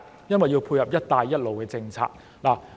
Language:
Cantonese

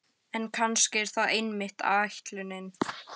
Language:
Icelandic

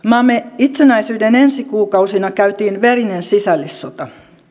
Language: Finnish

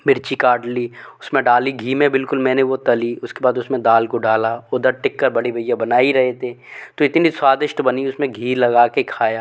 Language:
Hindi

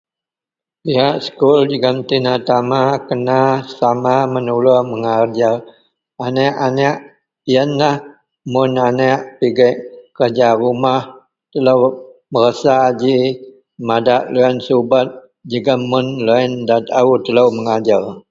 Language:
Central Melanau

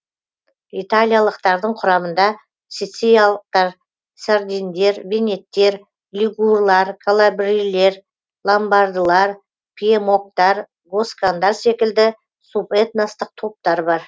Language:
Kazakh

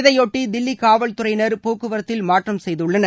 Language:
Tamil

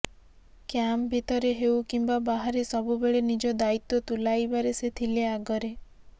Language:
Odia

